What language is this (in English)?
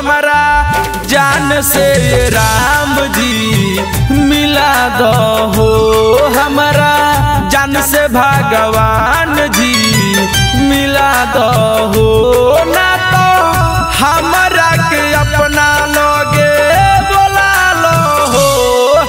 Hindi